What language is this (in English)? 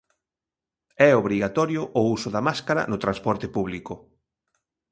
Galician